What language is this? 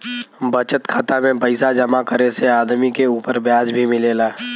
Bhojpuri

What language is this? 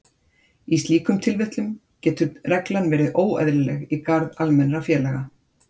Icelandic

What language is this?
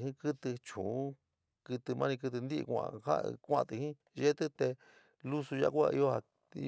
San Miguel El Grande Mixtec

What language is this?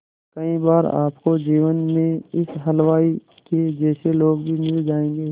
Hindi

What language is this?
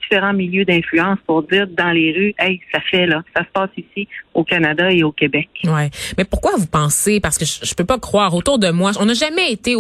French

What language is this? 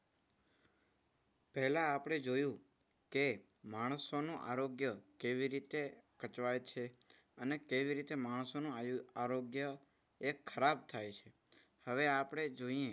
Gujarati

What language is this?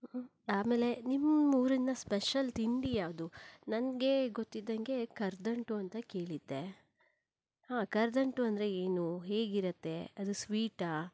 Kannada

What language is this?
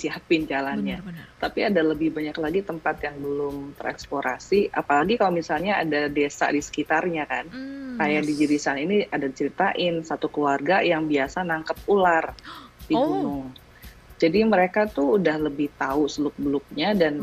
Indonesian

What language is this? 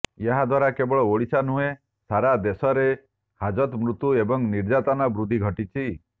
Odia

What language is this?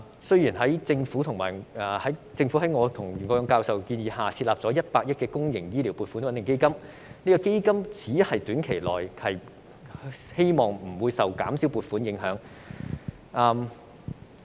Cantonese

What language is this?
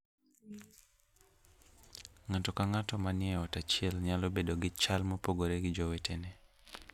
Luo (Kenya and Tanzania)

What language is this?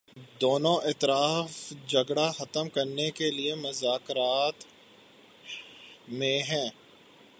Urdu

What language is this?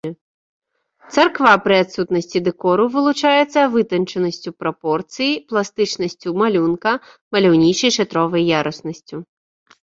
Belarusian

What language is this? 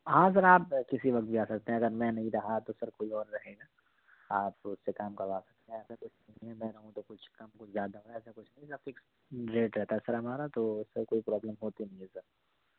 Urdu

